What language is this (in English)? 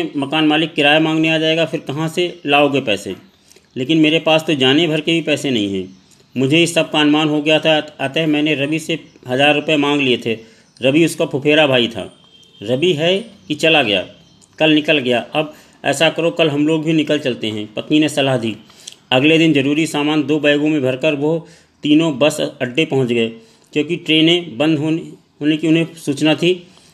Hindi